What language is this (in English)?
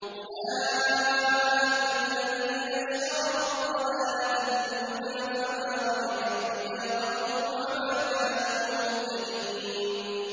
Arabic